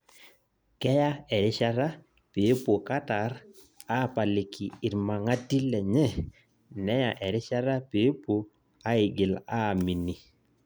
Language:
Masai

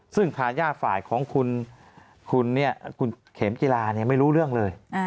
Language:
Thai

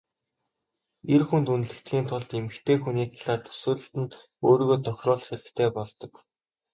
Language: Mongolian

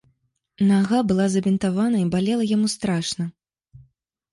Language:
Belarusian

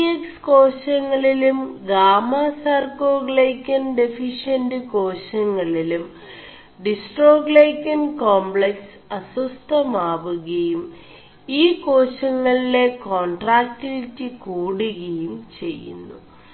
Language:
Malayalam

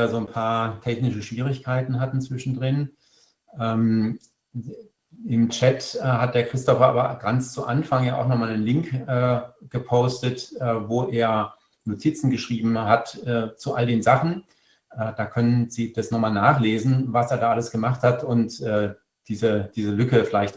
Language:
German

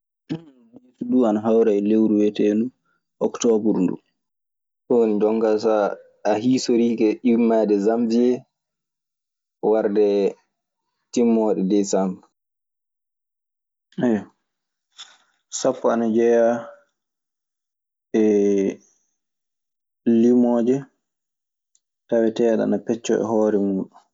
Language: Maasina Fulfulde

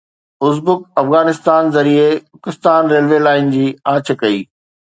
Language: Sindhi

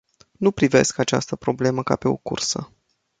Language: Romanian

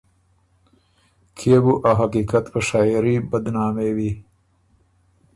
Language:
Ormuri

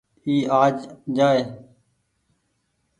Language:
Goaria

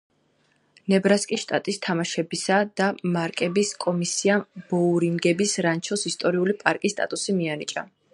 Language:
Georgian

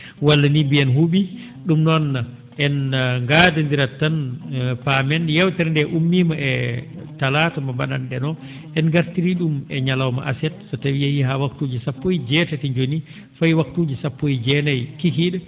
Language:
Fula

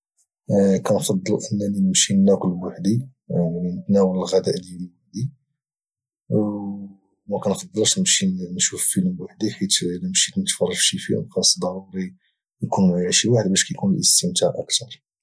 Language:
Moroccan Arabic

